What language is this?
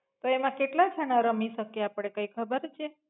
Gujarati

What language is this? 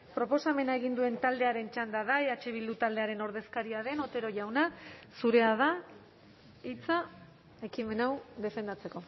Basque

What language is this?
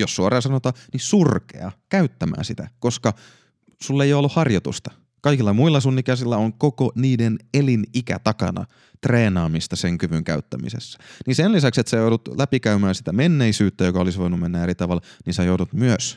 Finnish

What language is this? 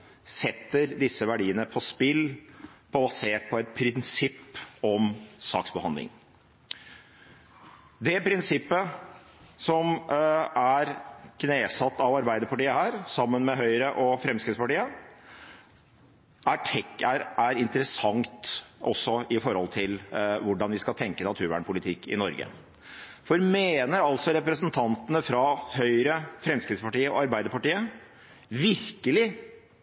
Norwegian Bokmål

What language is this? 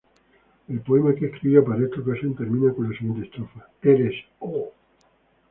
Spanish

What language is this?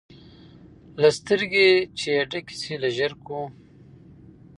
Pashto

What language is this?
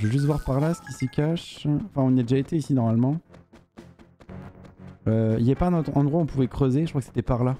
French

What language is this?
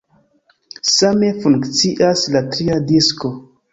Esperanto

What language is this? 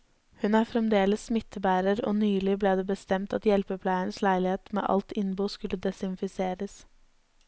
Norwegian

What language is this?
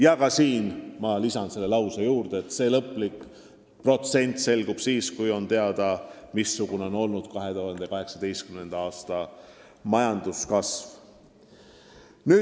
Estonian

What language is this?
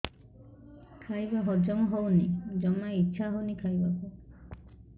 Odia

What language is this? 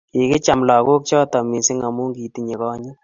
Kalenjin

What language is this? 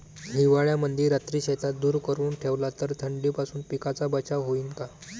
Marathi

